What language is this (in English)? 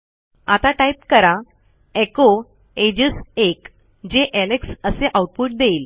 Marathi